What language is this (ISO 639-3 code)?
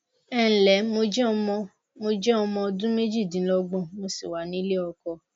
yor